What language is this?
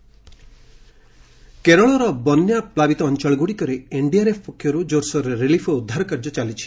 Odia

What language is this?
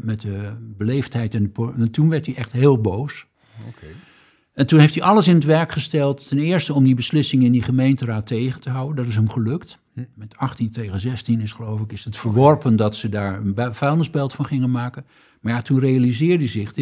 Dutch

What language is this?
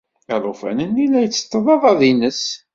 Kabyle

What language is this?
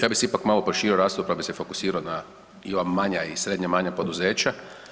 Croatian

